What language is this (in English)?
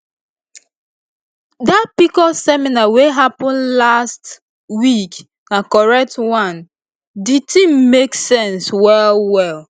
Nigerian Pidgin